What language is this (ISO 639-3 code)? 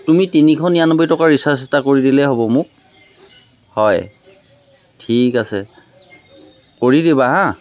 asm